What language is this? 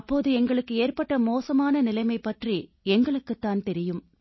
Tamil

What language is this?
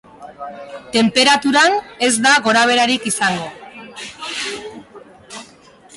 Basque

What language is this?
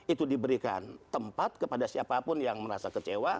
Indonesian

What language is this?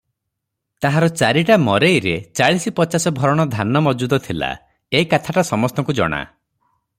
Odia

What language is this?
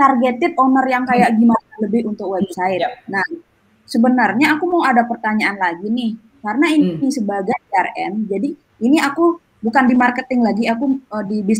Indonesian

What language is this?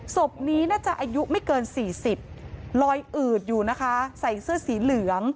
Thai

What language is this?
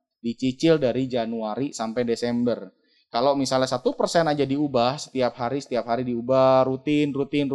Indonesian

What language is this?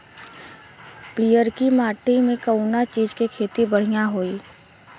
Bhojpuri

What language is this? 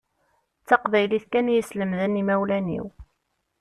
Kabyle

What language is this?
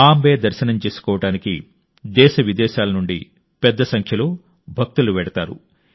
Telugu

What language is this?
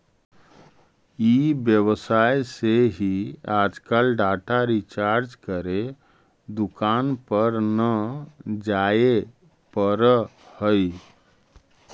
Magahi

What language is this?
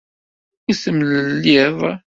Kabyle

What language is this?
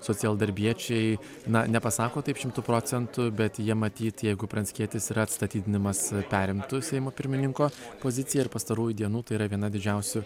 Lithuanian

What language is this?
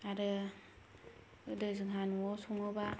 Bodo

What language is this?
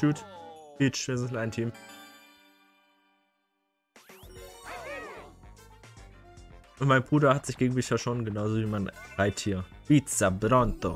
German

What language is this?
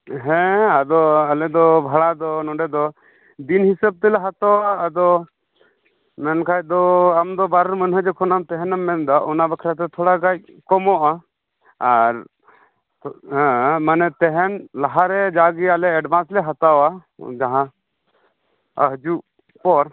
Santali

